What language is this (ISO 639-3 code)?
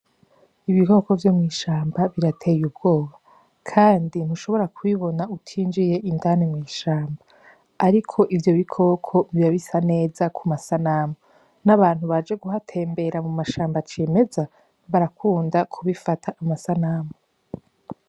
run